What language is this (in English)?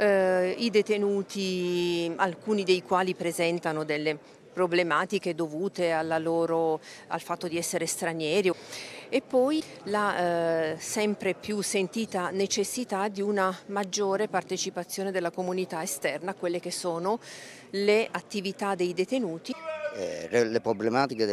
Italian